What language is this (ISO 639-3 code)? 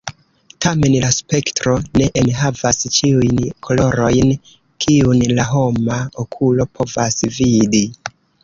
epo